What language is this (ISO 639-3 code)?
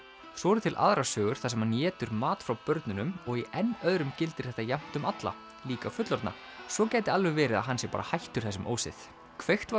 isl